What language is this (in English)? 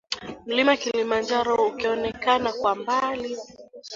Swahili